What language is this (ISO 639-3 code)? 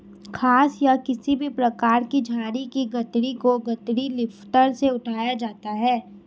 hin